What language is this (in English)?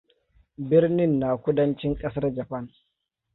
Hausa